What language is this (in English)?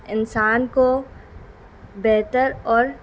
Urdu